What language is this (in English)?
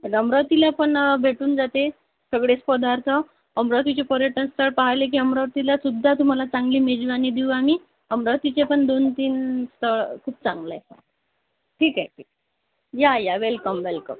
Marathi